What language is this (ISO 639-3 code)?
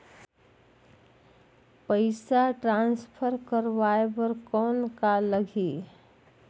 hne